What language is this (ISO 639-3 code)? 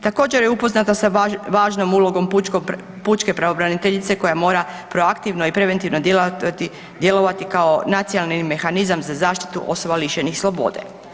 hrv